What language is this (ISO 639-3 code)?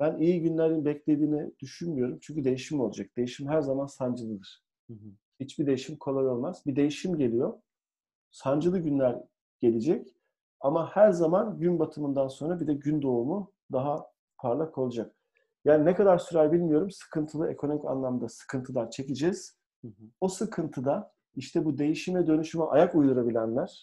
tur